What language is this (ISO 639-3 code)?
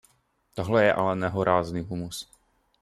ces